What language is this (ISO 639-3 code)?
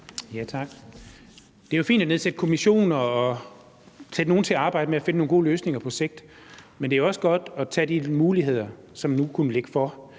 dan